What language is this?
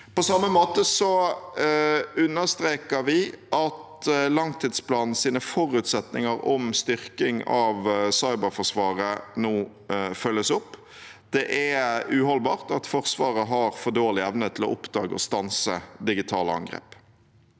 Norwegian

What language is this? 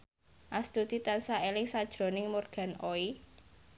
Javanese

